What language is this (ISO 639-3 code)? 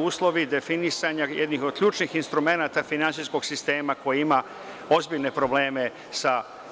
srp